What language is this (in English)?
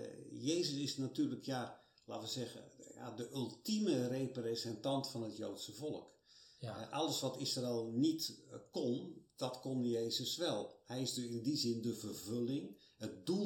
Dutch